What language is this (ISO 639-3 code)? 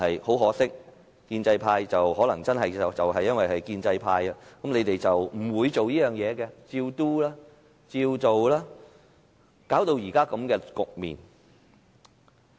yue